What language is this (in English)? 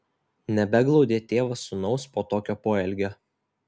Lithuanian